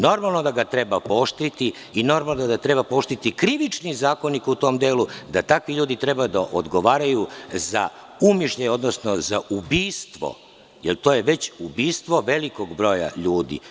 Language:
Serbian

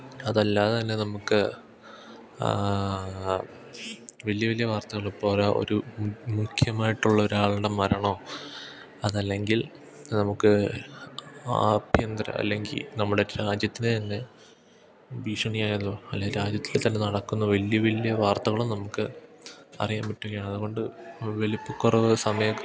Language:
Malayalam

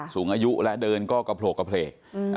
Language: Thai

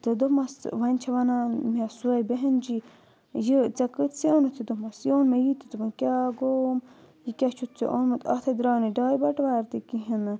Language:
Kashmiri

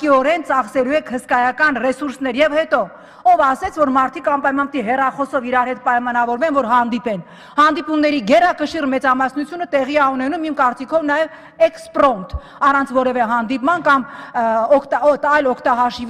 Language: Russian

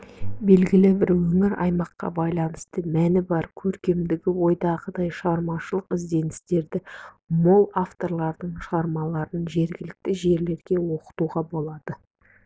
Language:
Kazakh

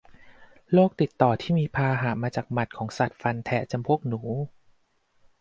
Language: Thai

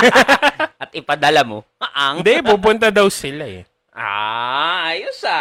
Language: Filipino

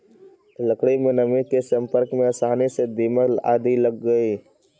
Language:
Magahi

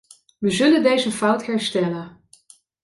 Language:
Dutch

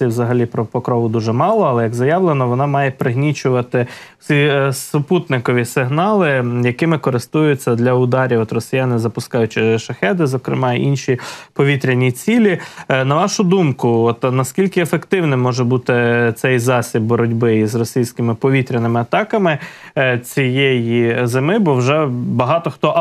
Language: Ukrainian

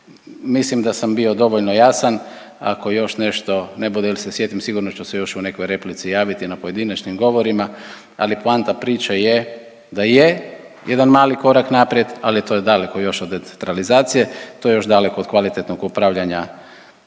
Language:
Croatian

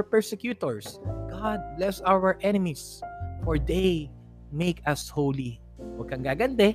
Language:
Filipino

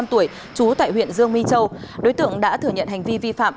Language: Vietnamese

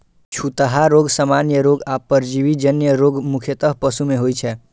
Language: Maithili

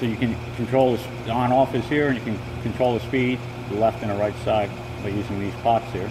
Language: English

